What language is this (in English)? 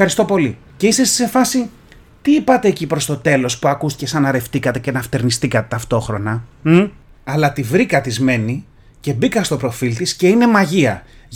Greek